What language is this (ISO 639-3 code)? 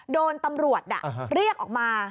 tha